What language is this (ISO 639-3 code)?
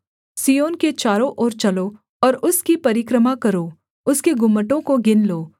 hin